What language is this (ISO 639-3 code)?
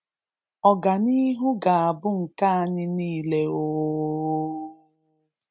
ibo